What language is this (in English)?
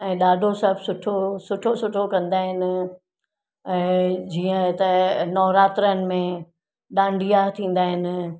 Sindhi